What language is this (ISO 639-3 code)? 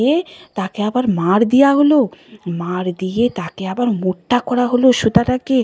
ben